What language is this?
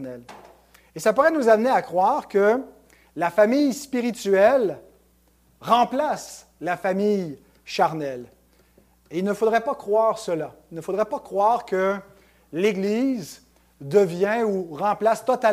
French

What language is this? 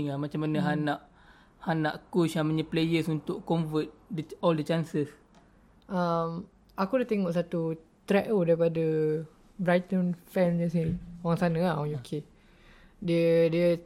Malay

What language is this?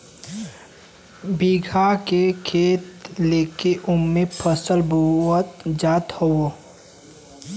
Bhojpuri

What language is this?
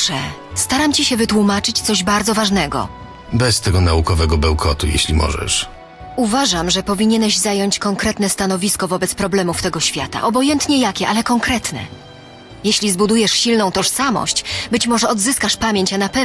Polish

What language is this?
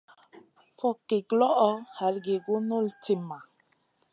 Masana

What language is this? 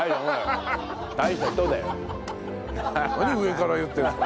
Japanese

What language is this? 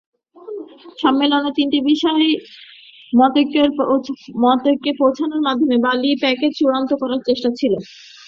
Bangla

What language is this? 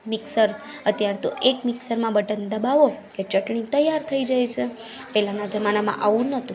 Gujarati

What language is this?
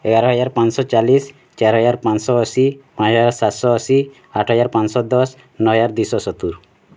Odia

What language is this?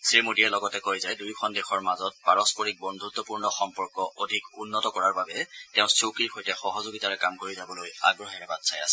Assamese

